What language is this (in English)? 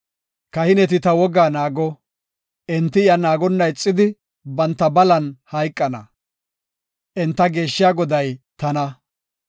Gofa